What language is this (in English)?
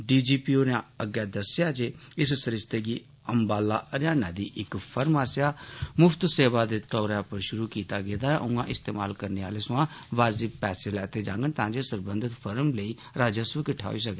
Dogri